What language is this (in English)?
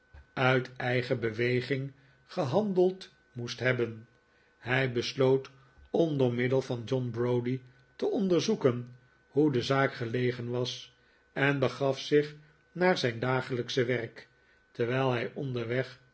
Dutch